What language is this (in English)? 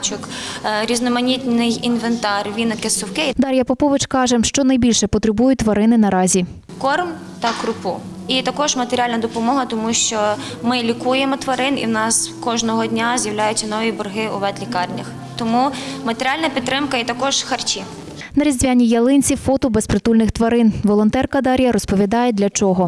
Ukrainian